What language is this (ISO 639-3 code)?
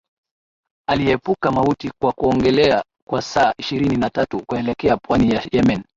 swa